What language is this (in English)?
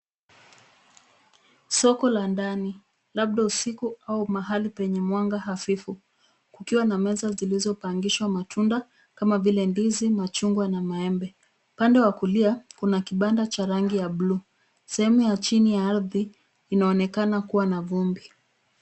Swahili